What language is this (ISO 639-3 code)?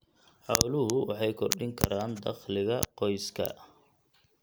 som